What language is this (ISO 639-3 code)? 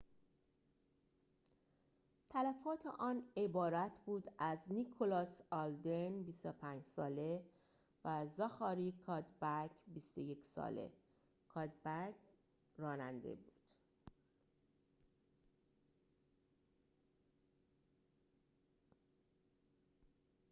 fas